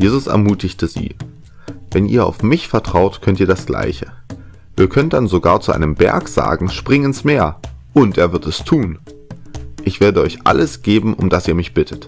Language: German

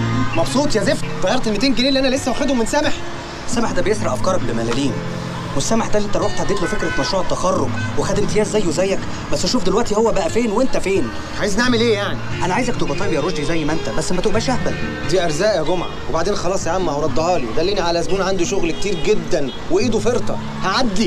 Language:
Arabic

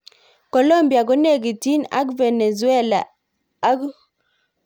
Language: Kalenjin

